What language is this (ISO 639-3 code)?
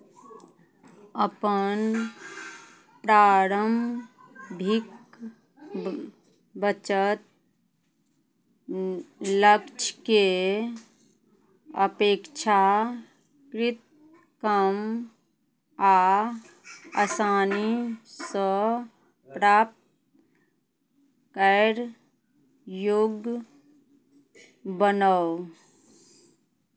mai